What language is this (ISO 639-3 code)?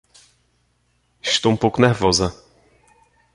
por